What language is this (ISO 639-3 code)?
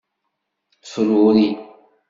kab